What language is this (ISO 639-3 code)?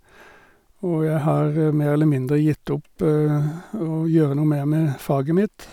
nor